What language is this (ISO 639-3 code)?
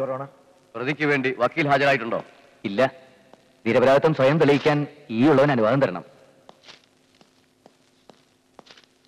mal